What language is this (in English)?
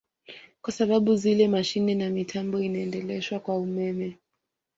Swahili